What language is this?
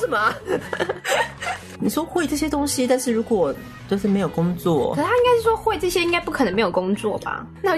Chinese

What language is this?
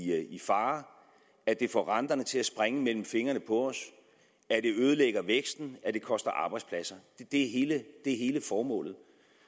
Danish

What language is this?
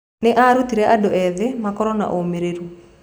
Kikuyu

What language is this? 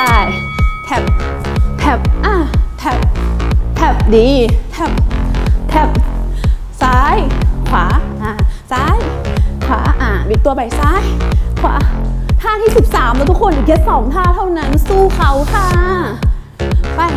Thai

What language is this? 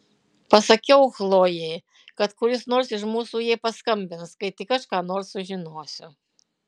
Lithuanian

